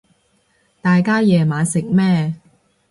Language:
Cantonese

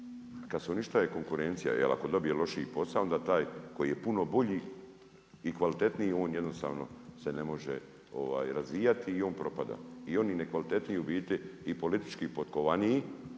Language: Croatian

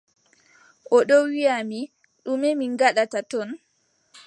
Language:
Adamawa Fulfulde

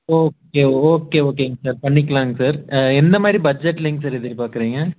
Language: Tamil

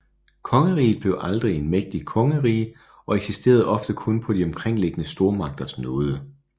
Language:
Danish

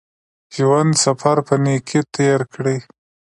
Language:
Pashto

